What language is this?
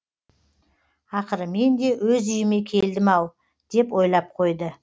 Kazakh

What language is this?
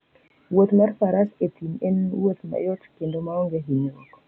Luo (Kenya and Tanzania)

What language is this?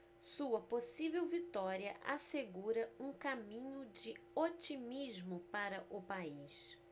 Portuguese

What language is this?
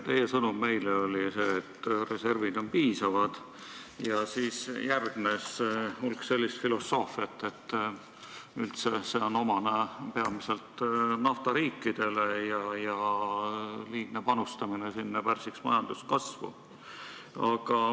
Estonian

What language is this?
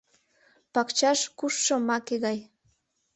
Mari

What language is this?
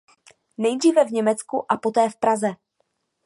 Czech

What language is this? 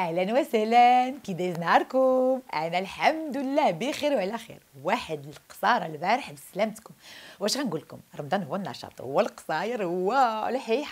Arabic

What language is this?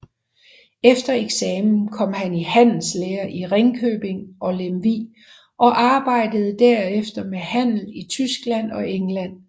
Danish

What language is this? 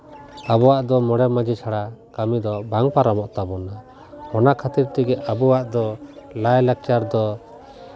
Santali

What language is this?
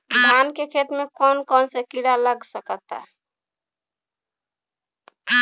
Bhojpuri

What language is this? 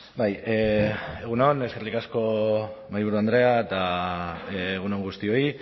Basque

